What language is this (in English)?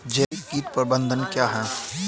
Hindi